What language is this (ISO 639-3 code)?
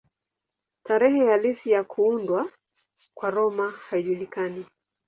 swa